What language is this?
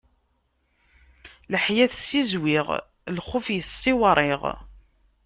Kabyle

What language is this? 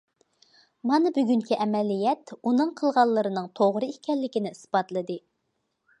Uyghur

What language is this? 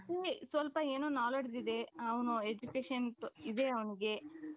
Kannada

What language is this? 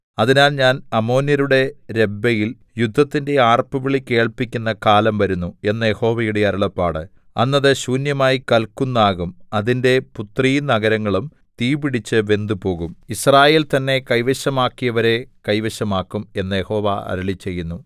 Malayalam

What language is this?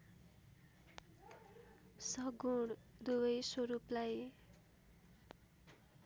Nepali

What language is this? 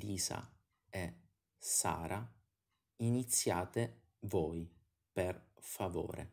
Italian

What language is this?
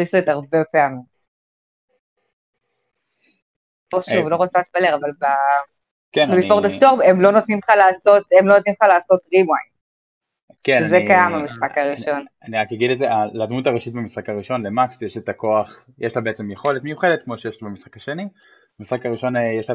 Hebrew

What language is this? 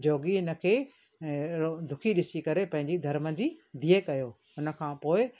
Sindhi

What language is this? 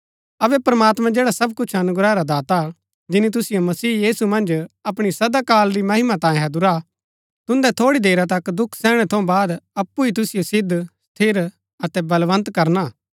Gaddi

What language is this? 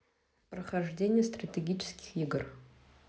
Russian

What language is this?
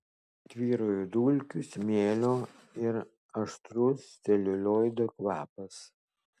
Lithuanian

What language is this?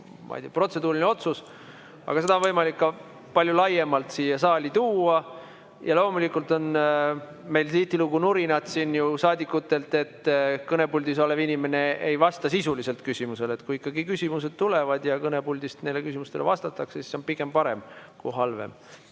Estonian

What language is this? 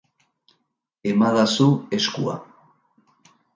Basque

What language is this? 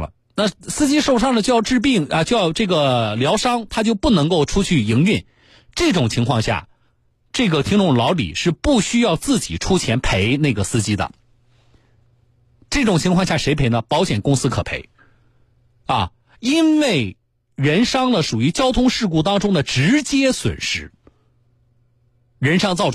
Chinese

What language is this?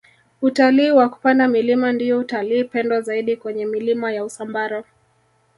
Swahili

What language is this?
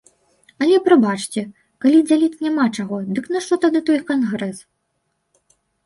Belarusian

